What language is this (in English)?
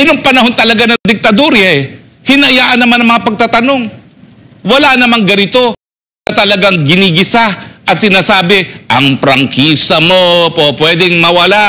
Filipino